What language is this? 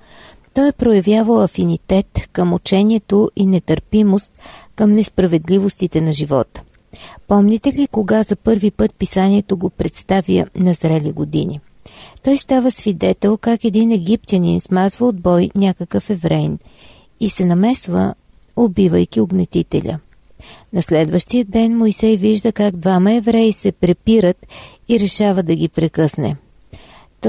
Bulgarian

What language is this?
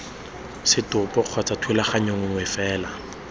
Tswana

